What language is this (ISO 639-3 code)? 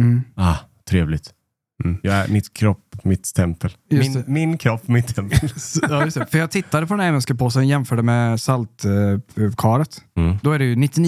swe